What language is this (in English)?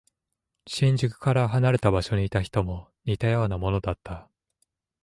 Japanese